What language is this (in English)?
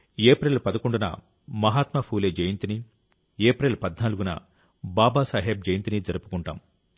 Telugu